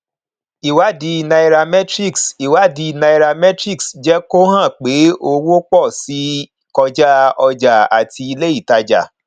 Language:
Yoruba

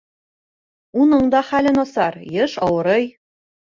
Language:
Bashkir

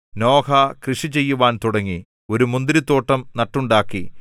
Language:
Malayalam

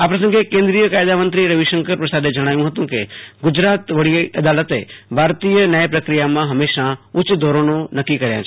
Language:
Gujarati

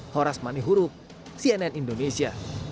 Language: Indonesian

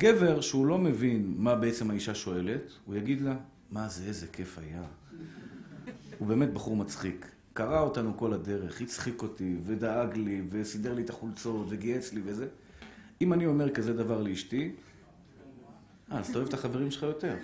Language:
Hebrew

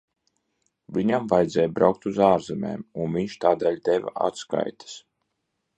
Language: Latvian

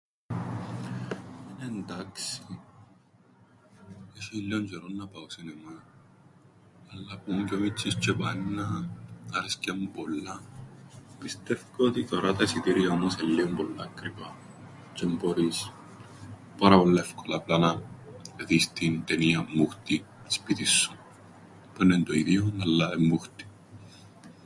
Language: Greek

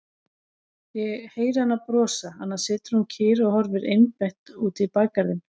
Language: Icelandic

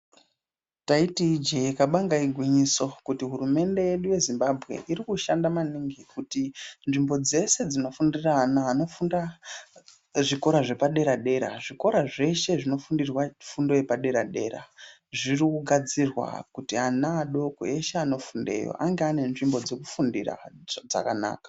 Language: Ndau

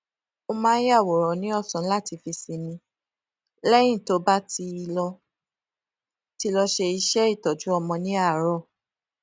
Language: Yoruba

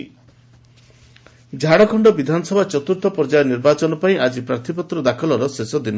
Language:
Odia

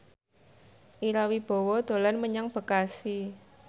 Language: Javanese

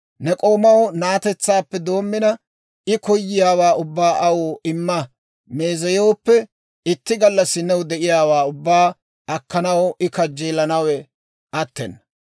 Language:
Dawro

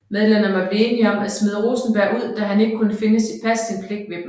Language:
Danish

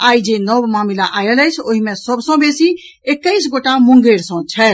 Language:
Maithili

